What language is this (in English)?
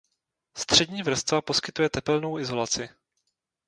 Czech